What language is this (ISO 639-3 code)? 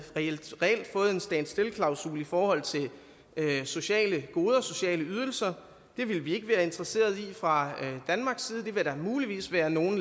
dan